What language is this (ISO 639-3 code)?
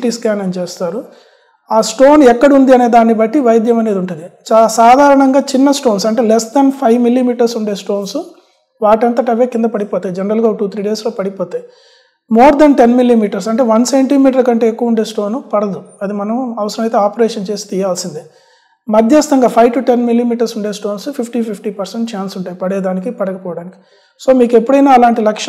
tel